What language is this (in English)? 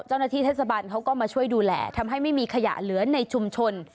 Thai